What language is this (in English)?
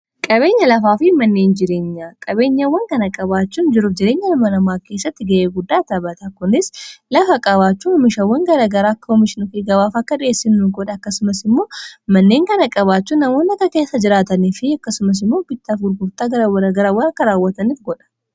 Oromo